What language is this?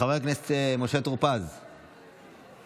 Hebrew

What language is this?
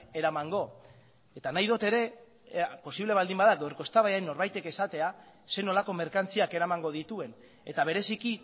Basque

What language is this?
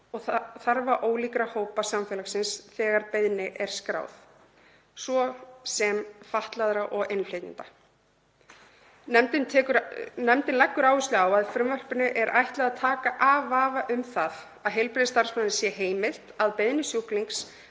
Icelandic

